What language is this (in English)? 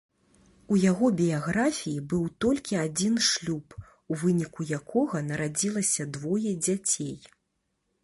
Belarusian